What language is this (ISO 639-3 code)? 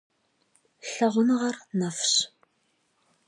kbd